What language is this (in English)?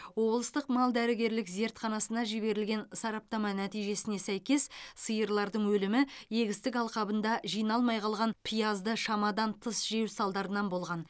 Kazakh